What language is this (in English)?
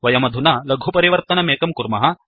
Sanskrit